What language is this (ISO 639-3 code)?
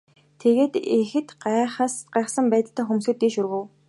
mon